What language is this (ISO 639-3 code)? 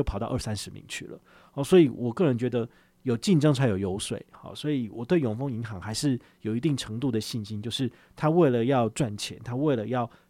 zho